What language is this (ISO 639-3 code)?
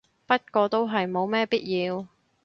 yue